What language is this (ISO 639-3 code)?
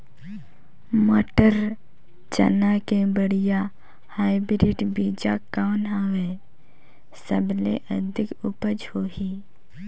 hne